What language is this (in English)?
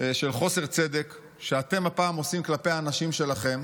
Hebrew